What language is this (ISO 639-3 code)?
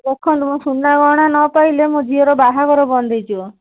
ori